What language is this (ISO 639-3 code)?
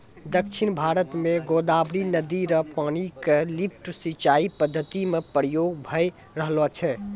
mai